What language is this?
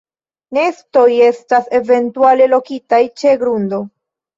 Esperanto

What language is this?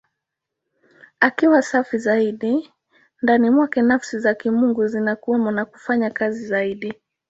Swahili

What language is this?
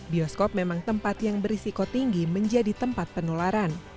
Indonesian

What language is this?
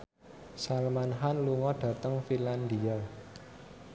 Javanese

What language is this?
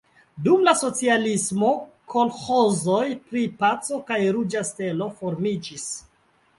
Esperanto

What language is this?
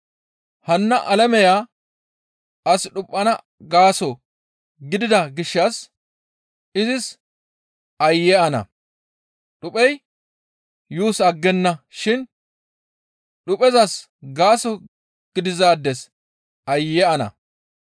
Gamo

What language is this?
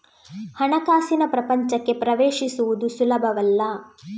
Kannada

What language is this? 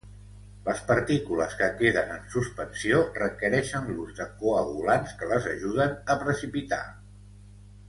Catalan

